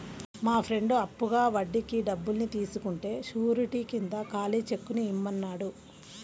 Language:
Telugu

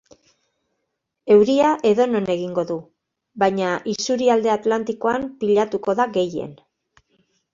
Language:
Basque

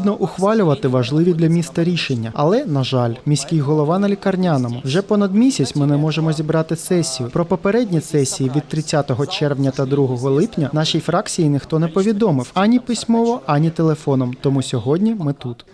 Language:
Ukrainian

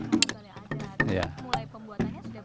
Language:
Indonesian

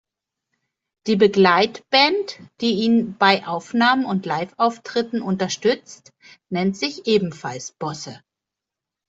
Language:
German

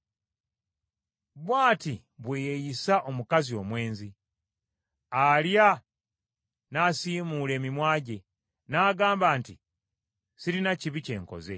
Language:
Ganda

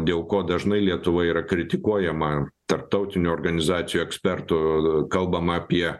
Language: Lithuanian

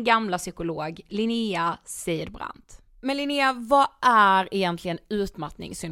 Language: Swedish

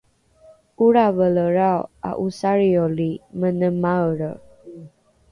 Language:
Rukai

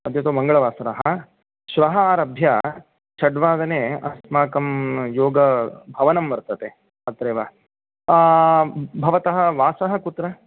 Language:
Sanskrit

